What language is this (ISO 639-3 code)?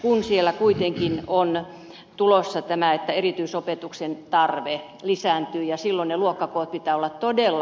fin